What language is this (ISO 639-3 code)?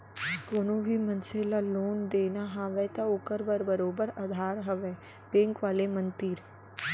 hne